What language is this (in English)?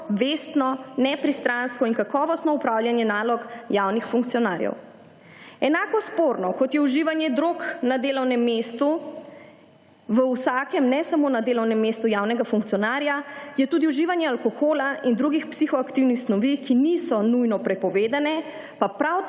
Slovenian